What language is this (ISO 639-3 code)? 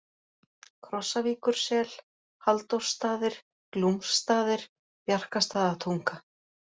isl